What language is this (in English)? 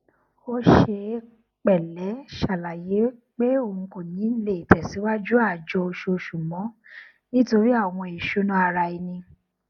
Yoruba